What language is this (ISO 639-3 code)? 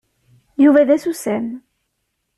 kab